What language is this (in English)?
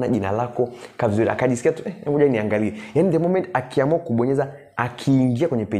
Swahili